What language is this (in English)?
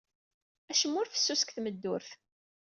Kabyle